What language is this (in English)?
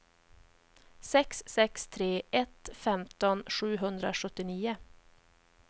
Swedish